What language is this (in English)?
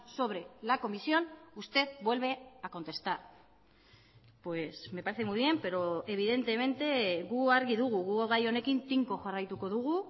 Spanish